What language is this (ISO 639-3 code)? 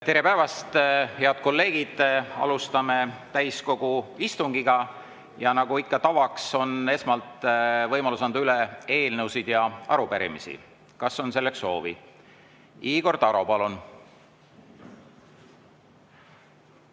est